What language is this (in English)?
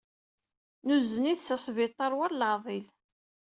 Kabyle